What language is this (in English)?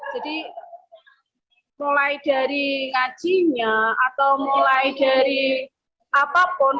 Indonesian